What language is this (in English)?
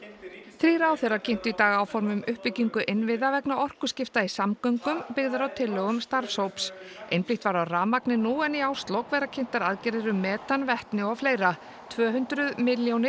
Icelandic